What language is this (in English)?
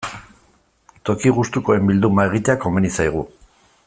Basque